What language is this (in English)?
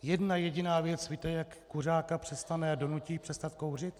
Czech